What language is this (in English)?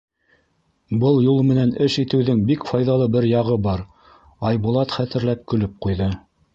Bashkir